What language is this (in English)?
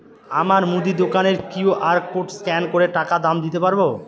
Bangla